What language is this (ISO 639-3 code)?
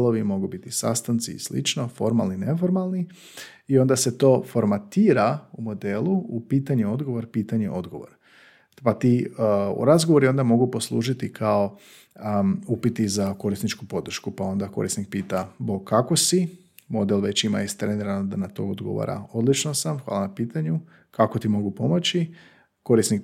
hrv